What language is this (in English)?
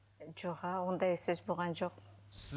Kazakh